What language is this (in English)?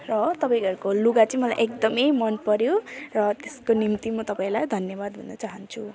Nepali